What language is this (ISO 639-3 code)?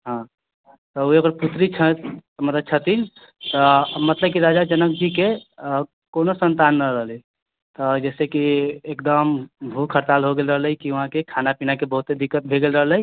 mai